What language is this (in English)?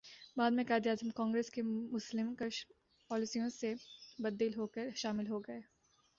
Urdu